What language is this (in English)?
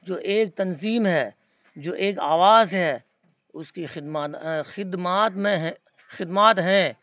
Urdu